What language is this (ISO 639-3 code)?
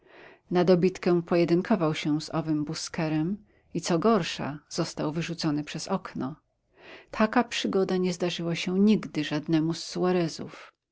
pol